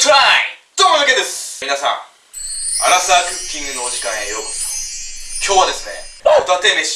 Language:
Japanese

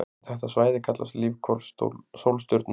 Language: Icelandic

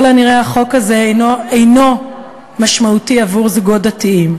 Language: Hebrew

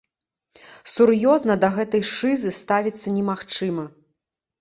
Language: Belarusian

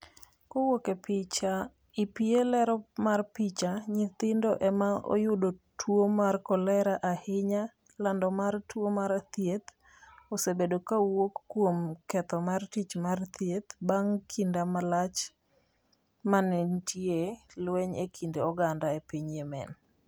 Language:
Luo (Kenya and Tanzania)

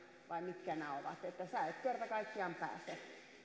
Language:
Finnish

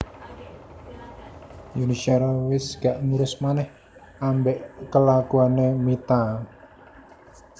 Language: Javanese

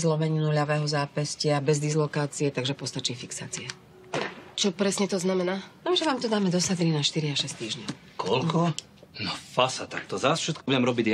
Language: Slovak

